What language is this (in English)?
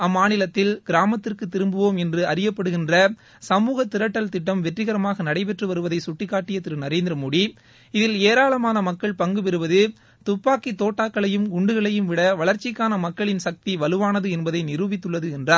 Tamil